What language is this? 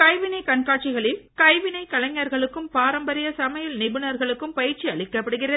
Tamil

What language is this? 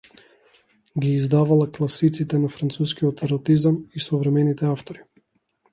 Macedonian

